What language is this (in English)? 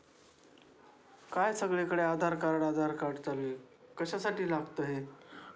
Marathi